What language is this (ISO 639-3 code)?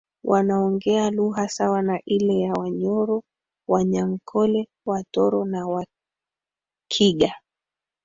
swa